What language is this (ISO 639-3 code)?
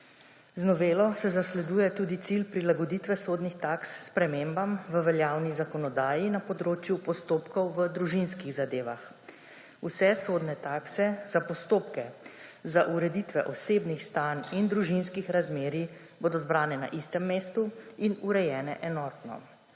slv